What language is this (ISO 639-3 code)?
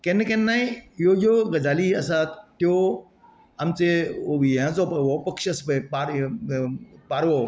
kok